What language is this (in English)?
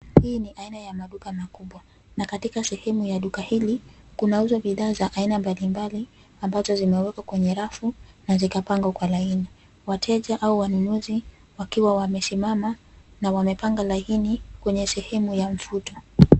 Swahili